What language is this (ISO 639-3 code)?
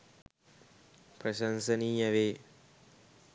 sin